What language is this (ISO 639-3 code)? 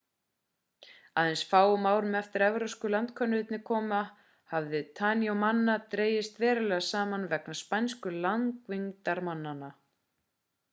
isl